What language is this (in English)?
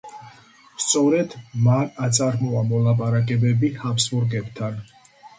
Georgian